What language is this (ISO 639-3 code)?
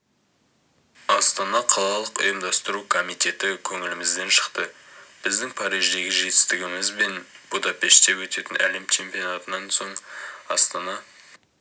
kaz